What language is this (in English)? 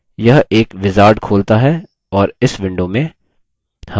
Hindi